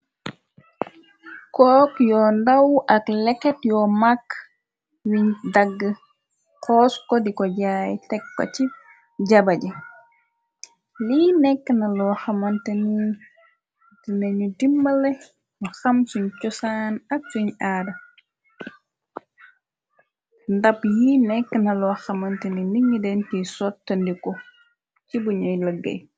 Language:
Wolof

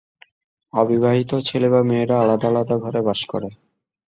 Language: Bangla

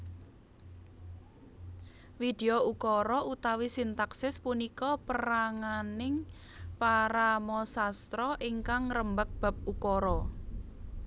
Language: Javanese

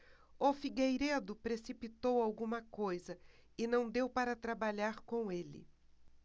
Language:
Portuguese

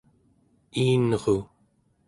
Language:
Central Yupik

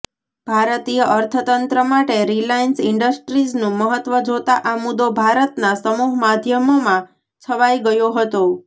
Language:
Gujarati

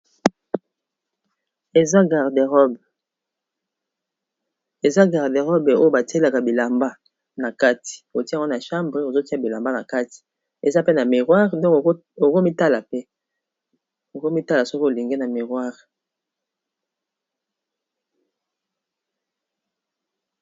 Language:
Lingala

